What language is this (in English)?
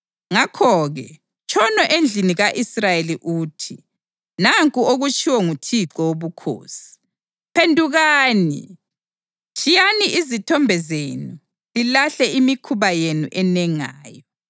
North Ndebele